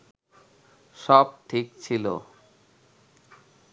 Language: Bangla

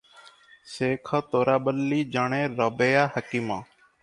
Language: Odia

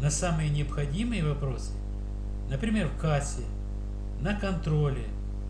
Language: Russian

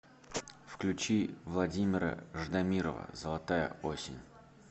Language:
Russian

